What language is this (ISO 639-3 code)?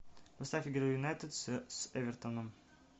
rus